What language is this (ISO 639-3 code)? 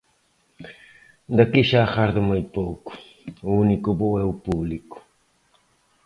glg